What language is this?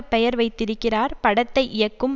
Tamil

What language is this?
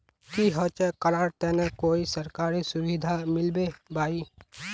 Magahi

